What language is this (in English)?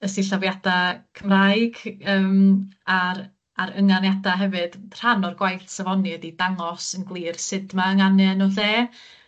Welsh